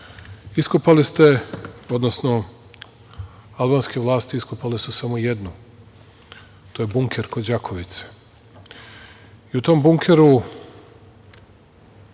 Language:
Serbian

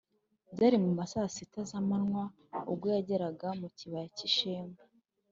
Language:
Kinyarwanda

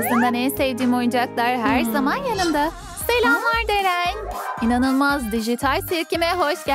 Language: Turkish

